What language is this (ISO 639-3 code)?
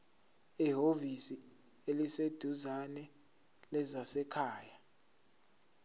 zul